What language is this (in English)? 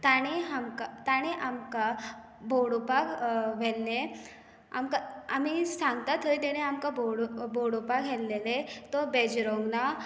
Konkani